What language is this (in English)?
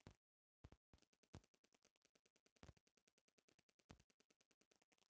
Bhojpuri